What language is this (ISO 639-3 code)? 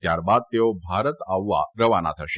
guj